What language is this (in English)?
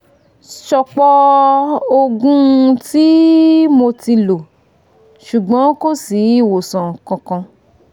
Yoruba